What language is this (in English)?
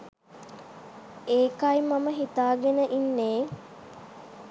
Sinhala